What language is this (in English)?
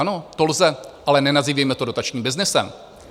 Czech